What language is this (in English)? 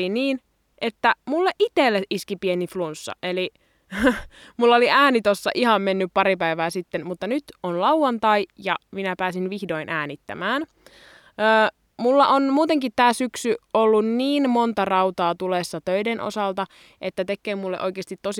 Finnish